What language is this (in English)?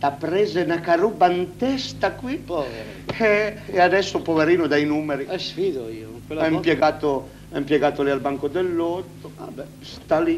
Italian